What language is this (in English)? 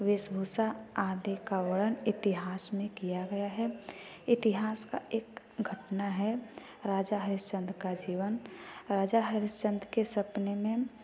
Hindi